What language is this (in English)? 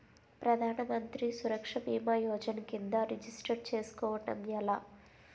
Telugu